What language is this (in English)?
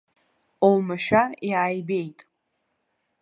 Abkhazian